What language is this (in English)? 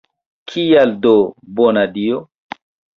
Esperanto